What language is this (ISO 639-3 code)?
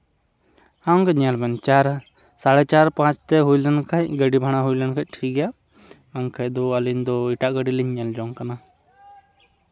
sat